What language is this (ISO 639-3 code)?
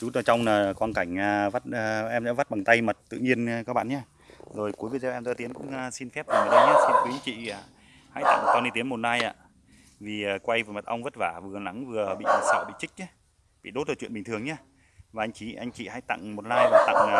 vie